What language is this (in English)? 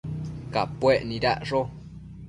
Matsés